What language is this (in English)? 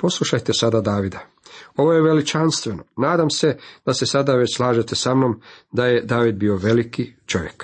Croatian